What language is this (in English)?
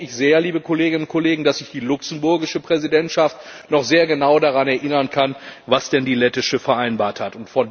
German